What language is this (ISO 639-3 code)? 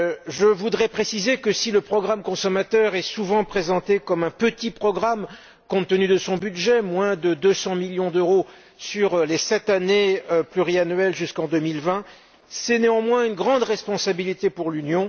fra